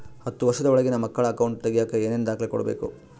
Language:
Kannada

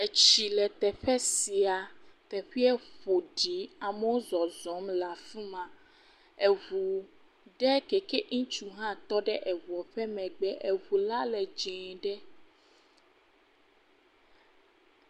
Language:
Ewe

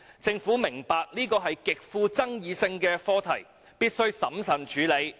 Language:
Cantonese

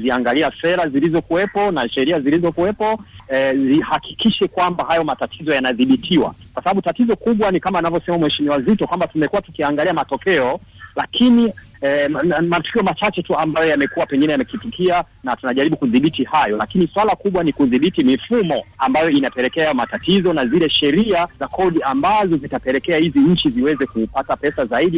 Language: Swahili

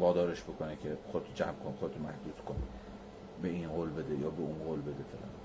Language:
Persian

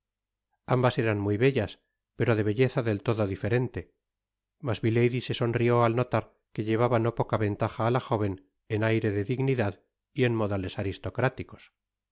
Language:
Spanish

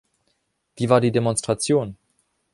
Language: German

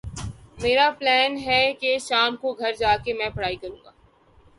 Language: Urdu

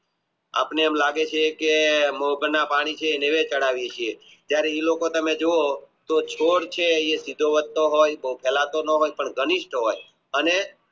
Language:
Gujarati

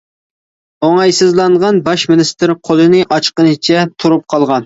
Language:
Uyghur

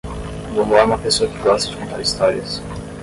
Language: Portuguese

